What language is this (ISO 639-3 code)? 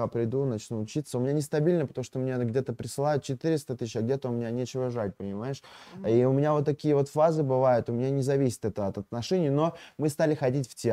rus